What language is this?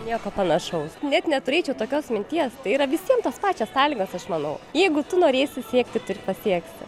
Lithuanian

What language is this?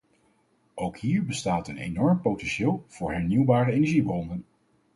Dutch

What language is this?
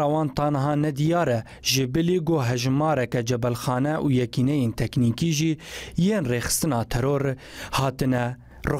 Persian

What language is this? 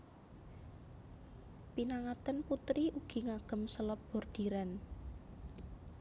Javanese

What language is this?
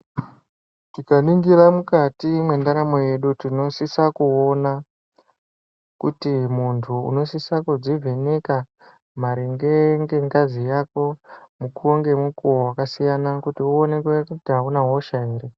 Ndau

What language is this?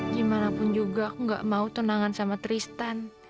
Indonesian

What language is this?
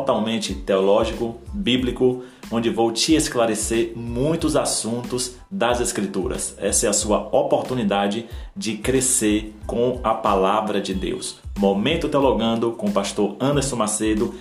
Portuguese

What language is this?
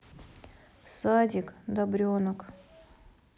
Russian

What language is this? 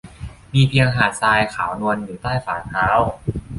Thai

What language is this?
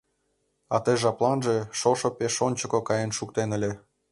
Mari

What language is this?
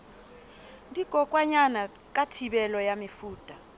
Southern Sotho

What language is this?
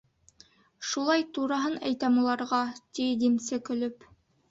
Bashkir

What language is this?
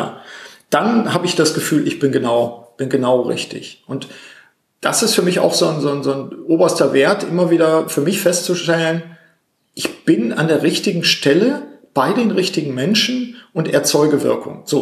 German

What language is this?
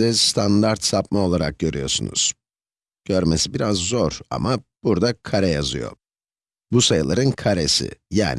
Turkish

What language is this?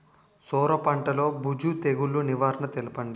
Telugu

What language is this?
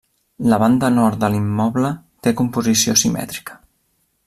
Catalan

